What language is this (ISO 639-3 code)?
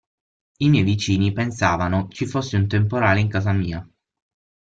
ita